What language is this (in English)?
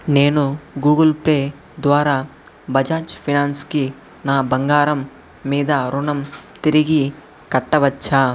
Telugu